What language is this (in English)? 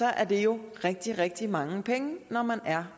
Danish